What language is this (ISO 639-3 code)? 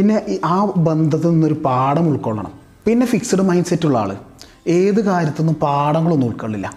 mal